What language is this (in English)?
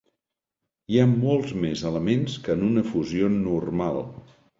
Catalan